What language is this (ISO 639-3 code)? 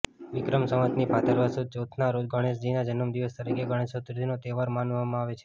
guj